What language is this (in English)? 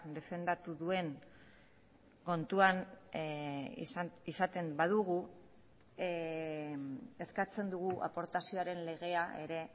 Basque